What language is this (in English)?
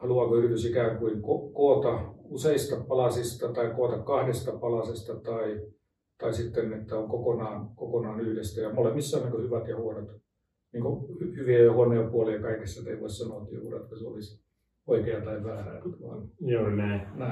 Finnish